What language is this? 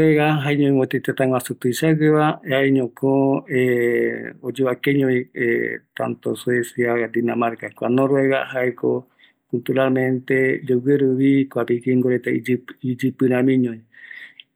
Eastern Bolivian Guaraní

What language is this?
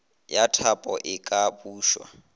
Northern Sotho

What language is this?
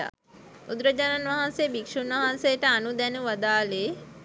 Sinhala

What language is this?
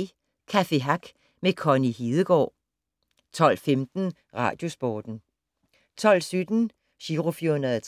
Danish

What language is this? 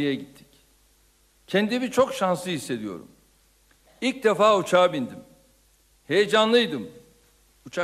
Turkish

